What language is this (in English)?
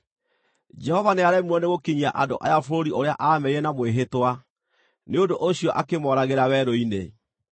Kikuyu